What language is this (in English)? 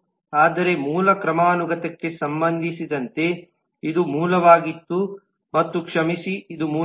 Kannada